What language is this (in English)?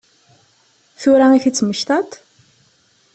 Kabyle